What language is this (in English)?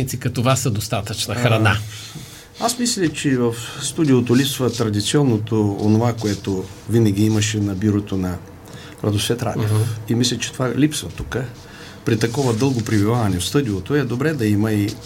Bulgarian